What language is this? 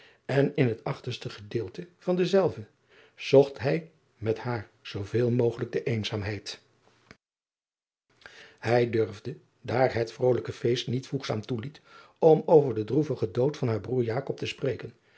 Dutch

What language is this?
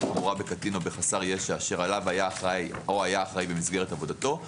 Hebrew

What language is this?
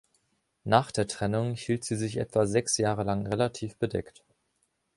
German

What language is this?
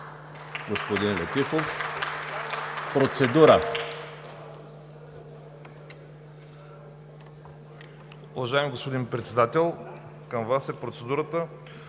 Bulgarian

